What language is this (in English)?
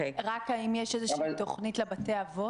Hebrew